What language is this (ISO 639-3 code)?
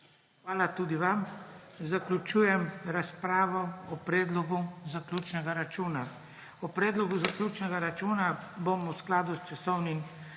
slv